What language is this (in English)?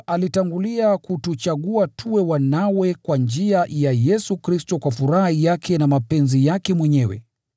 Swahili